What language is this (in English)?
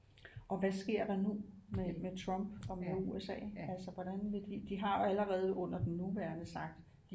Danish